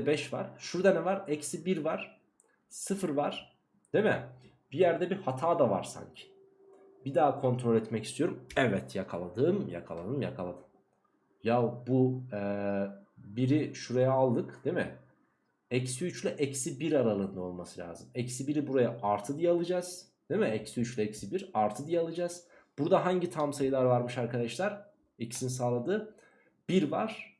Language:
Turkish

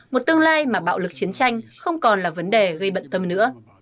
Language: Vietnamese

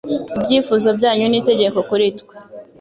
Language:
Kinyarwanda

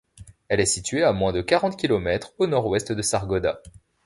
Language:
French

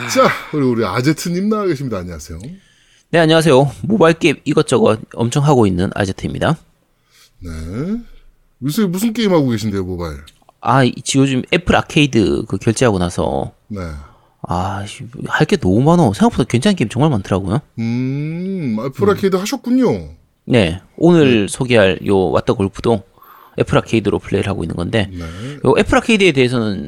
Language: Korean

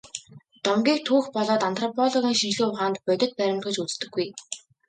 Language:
Mongolian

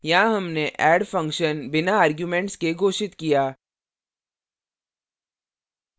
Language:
Hindi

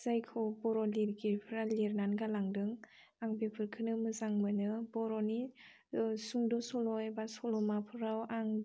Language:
Bodo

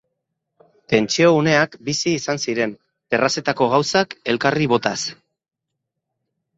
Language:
Basque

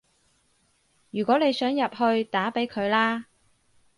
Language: Cantonese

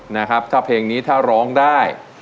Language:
Thai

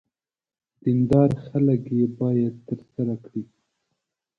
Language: Pashto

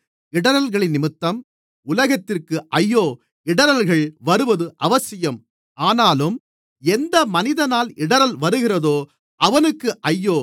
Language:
Tamil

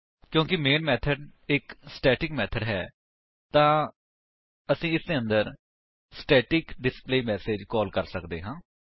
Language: Punjabi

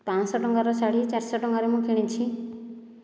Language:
Odia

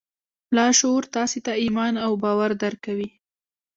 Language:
Pashto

